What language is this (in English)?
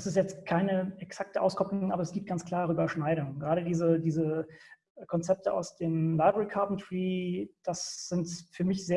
German